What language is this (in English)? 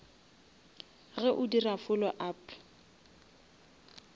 Northern Sotho